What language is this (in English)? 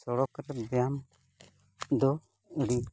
Santali